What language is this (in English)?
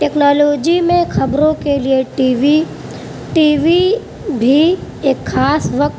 Urdu